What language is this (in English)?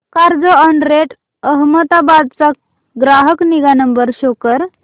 Marathi